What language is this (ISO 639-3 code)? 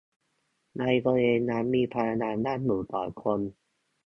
tha